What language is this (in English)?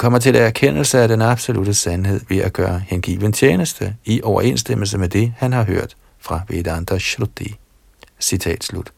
Danish